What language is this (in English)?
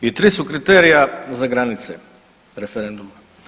Croatian